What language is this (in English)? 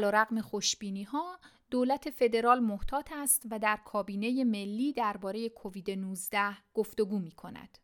Persian